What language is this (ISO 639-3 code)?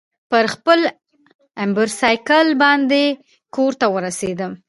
pus